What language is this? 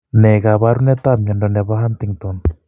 Kalenjin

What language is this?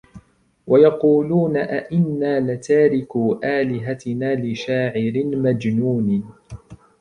Arabic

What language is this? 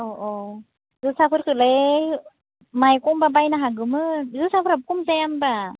Bodo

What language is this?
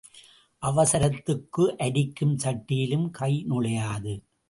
Tamil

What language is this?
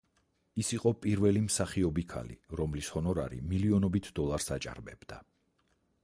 Georgian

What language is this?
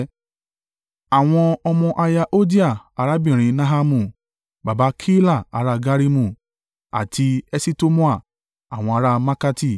Yoruba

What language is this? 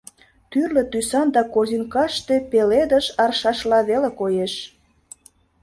Mari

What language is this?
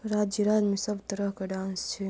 Maithili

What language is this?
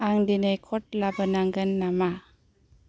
Bodo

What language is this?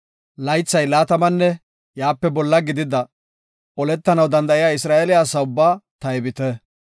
Gofa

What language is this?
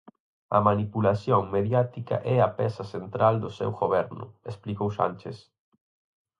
Galician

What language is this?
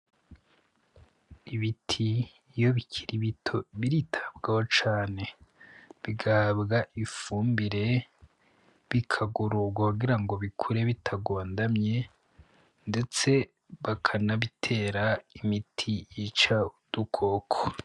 Rundi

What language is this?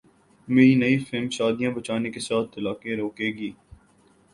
Urdu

